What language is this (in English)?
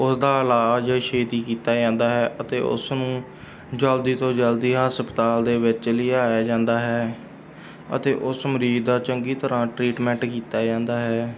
Punjabi